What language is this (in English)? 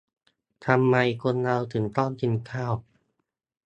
Thai